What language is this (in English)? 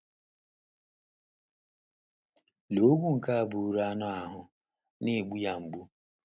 Igbo